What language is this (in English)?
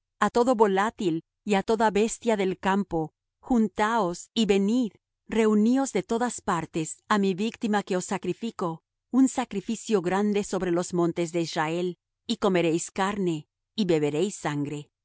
Spanish